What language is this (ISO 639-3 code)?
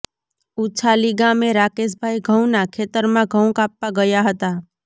guj